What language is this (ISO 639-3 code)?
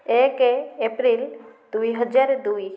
ori